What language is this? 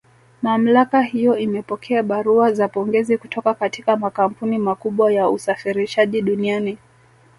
Swahili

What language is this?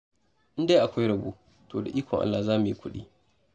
Hausa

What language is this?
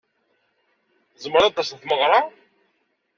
Kabyle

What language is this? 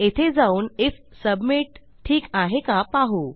Marathi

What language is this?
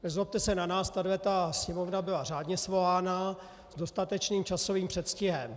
Czech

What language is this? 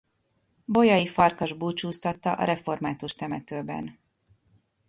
Hungarian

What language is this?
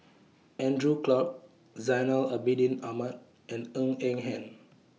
English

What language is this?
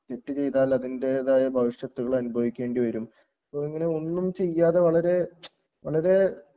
Malayalam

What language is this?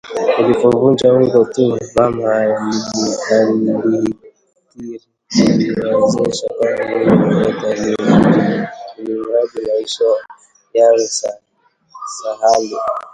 Swahili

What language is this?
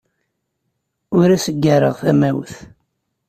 Kabyle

